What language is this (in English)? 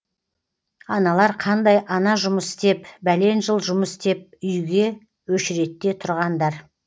Kazakh